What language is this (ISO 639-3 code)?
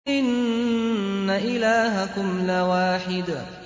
ara